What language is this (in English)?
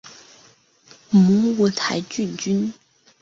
Chinese